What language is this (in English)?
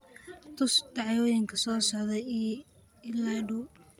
Somali